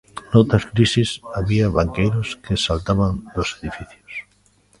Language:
Galician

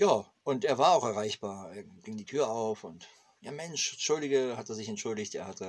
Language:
German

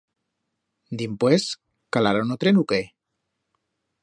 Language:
Aragonese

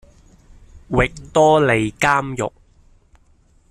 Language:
Cantonese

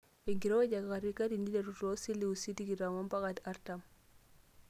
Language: Masai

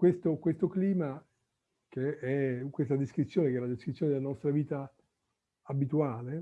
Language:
Italian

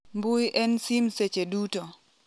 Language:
Luo (Kenya and Tanzania)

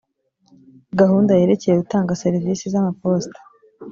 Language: Kinyarwanda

